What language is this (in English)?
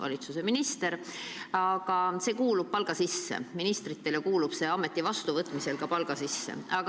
Estonian